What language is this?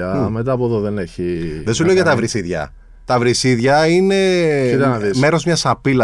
Greek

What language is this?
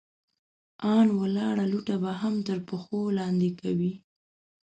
Pashto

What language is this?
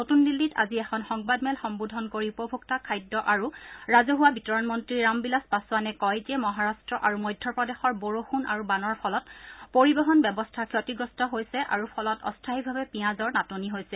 Assamese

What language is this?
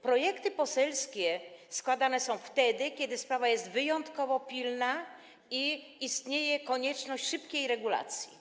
Polish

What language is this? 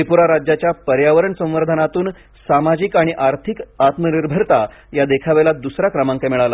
Marathi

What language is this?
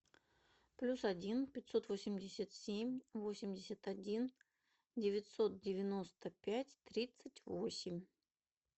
Russian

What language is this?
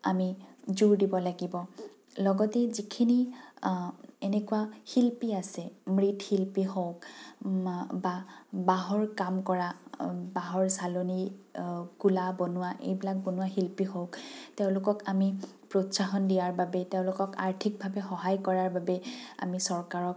Assamese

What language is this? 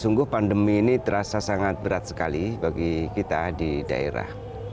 Indonesian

